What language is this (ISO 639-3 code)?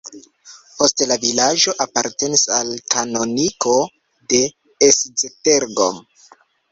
epo